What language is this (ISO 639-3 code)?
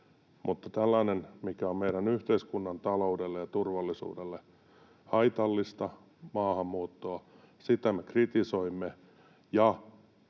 fin